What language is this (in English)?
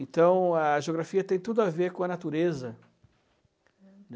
Portuguese